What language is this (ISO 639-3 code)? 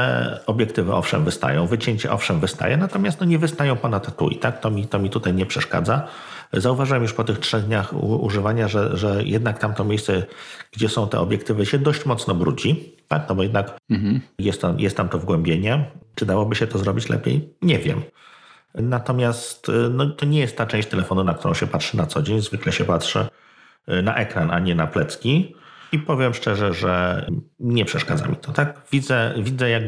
pol